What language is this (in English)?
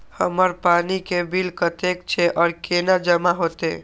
Maithili